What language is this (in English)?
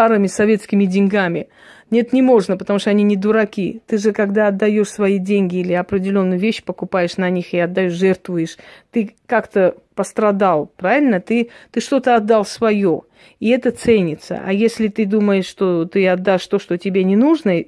Russian